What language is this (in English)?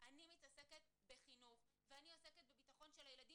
Hebrew